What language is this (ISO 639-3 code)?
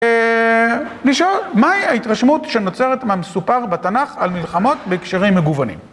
heb